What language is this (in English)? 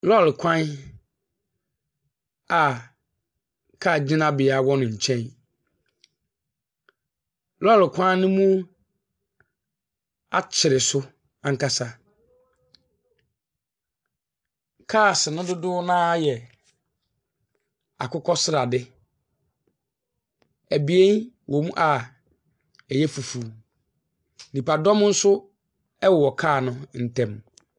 Akan